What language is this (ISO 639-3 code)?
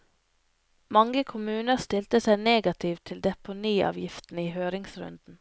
nor